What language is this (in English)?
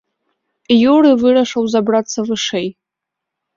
Belarusian